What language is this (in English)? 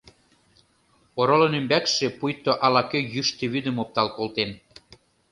Mari